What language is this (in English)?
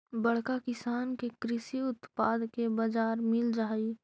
Magahi